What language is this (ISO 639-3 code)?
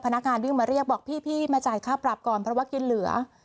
tha